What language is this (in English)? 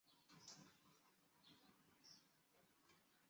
Chinese